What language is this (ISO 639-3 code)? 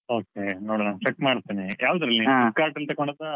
kan